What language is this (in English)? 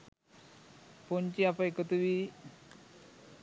Sinhala